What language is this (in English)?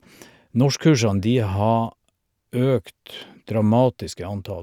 Norwegian